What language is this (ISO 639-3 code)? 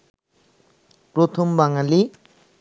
ben